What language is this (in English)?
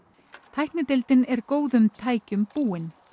Icelandic